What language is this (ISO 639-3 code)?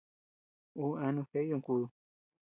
cux